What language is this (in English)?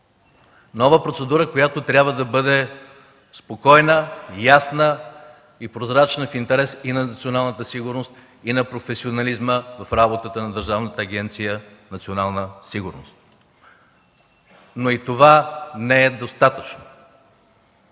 Bulgarian